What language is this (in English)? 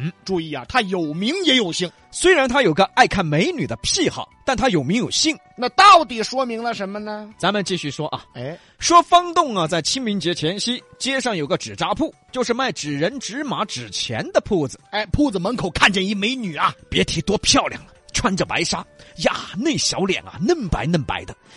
Chinese